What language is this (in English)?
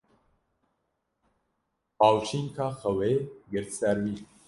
Kurdish